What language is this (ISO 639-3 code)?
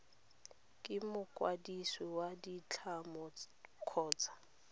tsn